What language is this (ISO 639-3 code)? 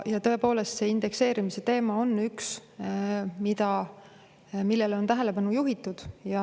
est